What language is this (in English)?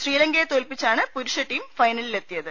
Malayalam